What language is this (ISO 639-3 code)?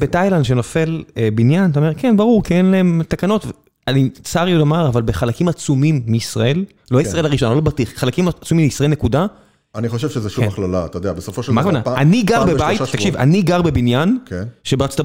heb